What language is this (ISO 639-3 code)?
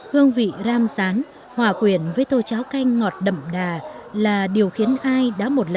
vie